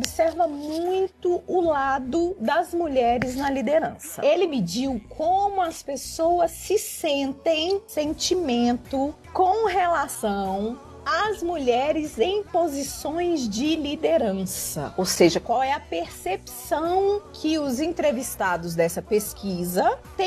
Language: Portuguese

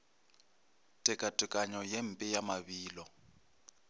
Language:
Northern Sotho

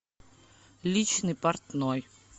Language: Russian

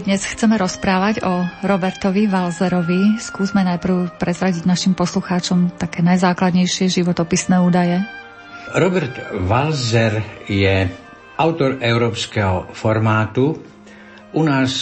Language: Slovak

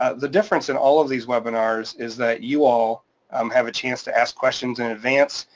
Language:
English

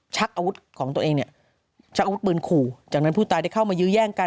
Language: Thai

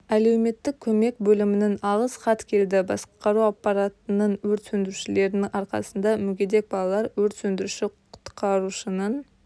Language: Kazakh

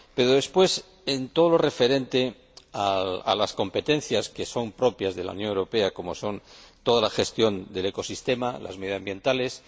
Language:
Spanish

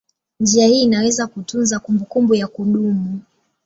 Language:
Swahili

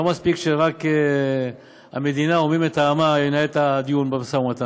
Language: Hebrew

